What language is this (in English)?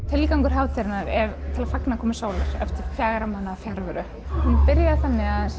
Icelandic